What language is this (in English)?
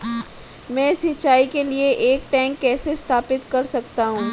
Hindi